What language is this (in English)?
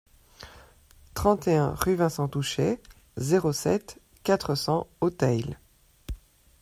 French